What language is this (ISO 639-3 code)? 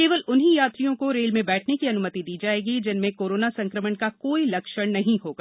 hin